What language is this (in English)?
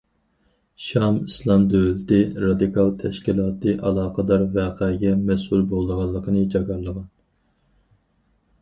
Uyghur